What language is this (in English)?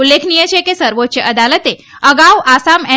Gujarati